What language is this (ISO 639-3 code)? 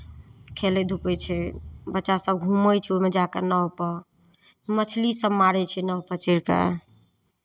mai